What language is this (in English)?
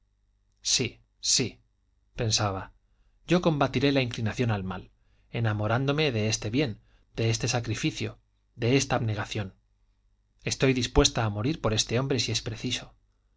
Spanish